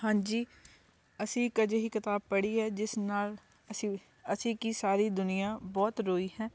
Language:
Punjabi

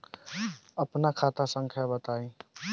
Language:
Bhojpuri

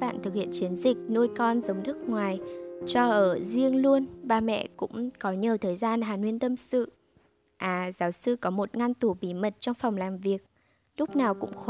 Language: Vietnamese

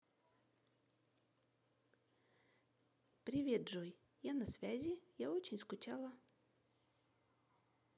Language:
Russian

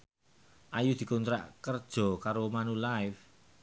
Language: Javanese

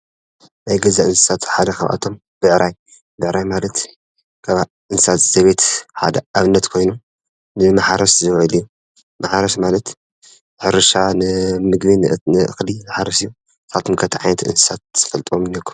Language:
Tigrinya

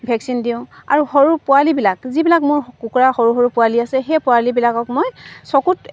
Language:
Assamese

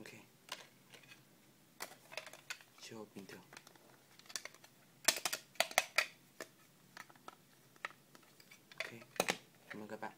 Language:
Vietnamese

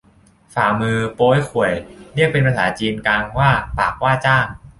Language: Thai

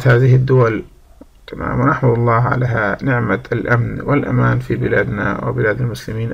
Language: Arabic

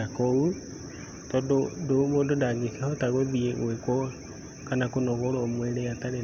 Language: Kikuyu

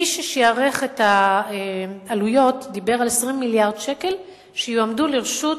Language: Hebrew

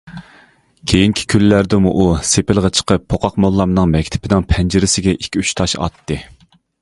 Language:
Uyghur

